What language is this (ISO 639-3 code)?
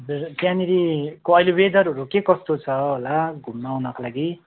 nep